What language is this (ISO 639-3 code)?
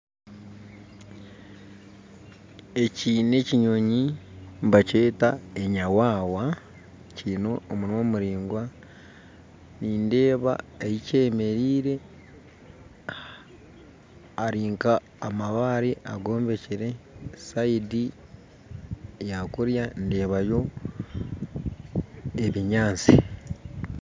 nyn